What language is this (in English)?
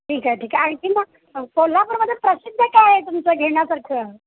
Marathi